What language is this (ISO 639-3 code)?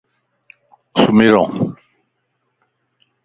lss